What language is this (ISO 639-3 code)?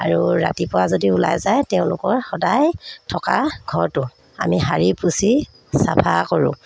asm